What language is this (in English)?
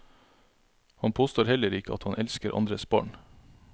Norwegian